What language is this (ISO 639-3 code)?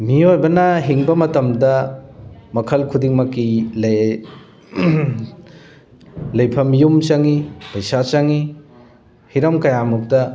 mni